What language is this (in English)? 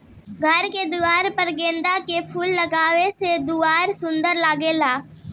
Bhojpuri